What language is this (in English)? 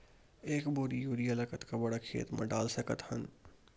Chhattisgarhi